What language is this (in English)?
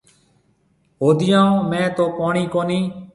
Marwari (Pakistan)